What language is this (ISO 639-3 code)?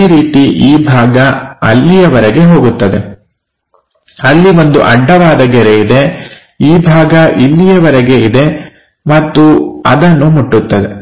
kan